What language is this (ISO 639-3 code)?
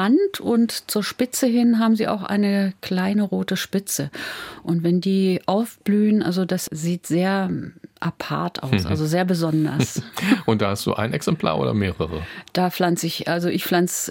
deu